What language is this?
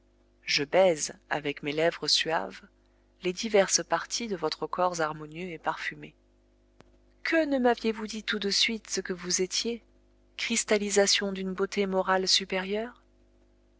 French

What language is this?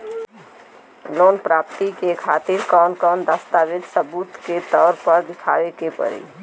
Bhojpuri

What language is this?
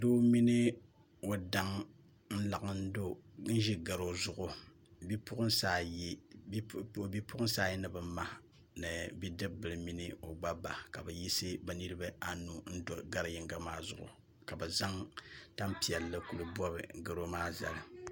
Dagbani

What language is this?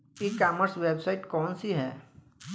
Bhojpuri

